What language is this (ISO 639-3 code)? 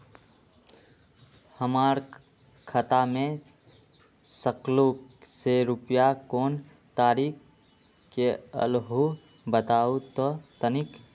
mag